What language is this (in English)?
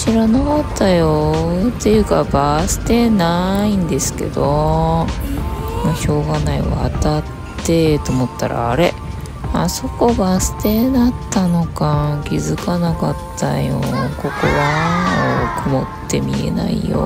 Japanese